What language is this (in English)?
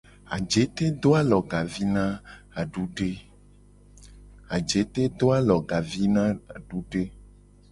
Gen